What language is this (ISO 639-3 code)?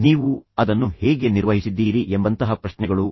kan